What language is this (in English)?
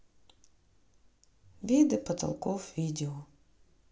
Russian